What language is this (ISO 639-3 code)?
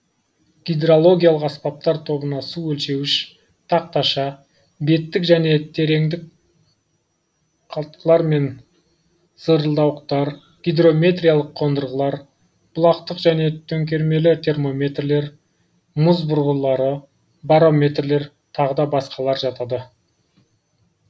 kaz